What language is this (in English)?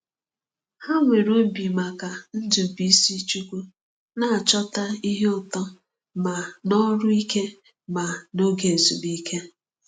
Igbo